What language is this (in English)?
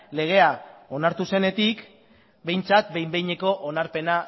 Basque